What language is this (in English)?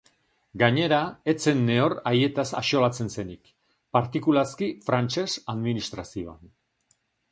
Basque